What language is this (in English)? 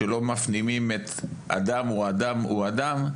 Hebrew